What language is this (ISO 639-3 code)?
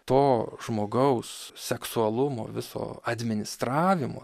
lit